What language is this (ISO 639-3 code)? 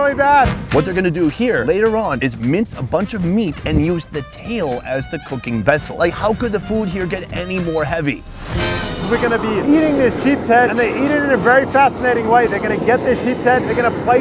eng